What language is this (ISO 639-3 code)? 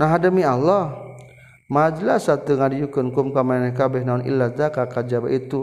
msa